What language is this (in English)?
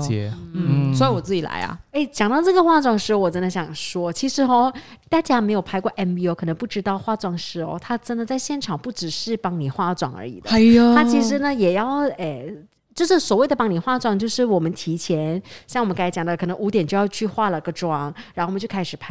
Chinese